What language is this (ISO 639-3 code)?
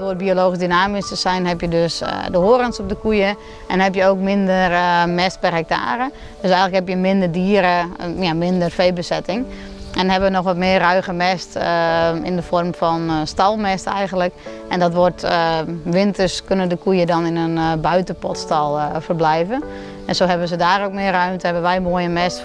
nld